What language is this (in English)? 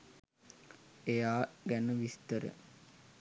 Sinhala